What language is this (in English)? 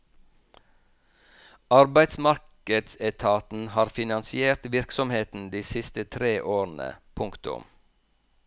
Norwegian